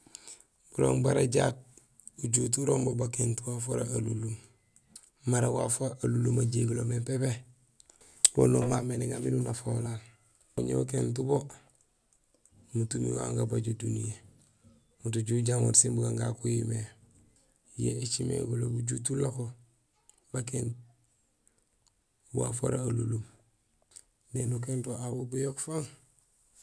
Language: Gusilay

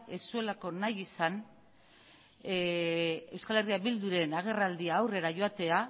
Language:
Basque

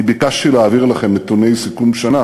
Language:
Hebrew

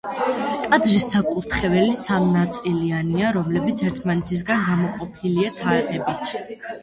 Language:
Georgian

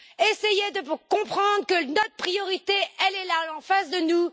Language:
French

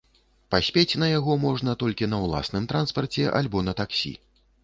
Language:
Belarusian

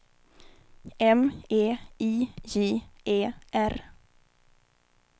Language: Swedish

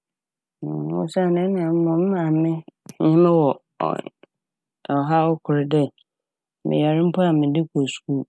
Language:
Akan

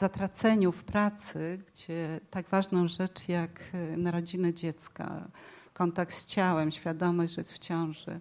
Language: Polish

